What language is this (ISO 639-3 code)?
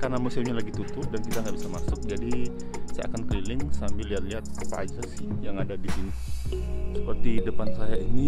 ind